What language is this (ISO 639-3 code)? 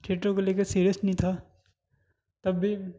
urd